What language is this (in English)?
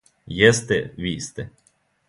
Serbian